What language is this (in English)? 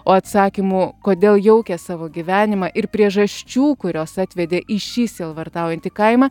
Lithuanian